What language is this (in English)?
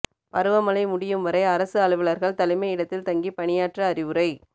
Tamil